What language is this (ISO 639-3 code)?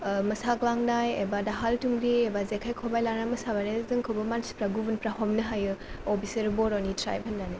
brx